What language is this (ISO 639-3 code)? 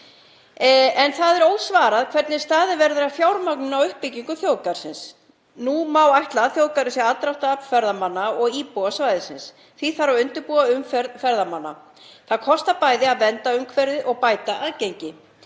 isl